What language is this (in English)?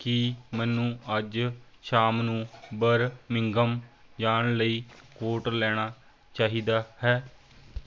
Punjabi